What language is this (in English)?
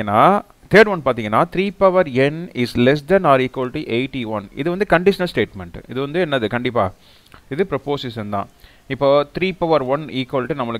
Hindi